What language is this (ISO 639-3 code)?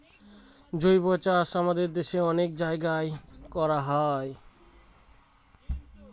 ben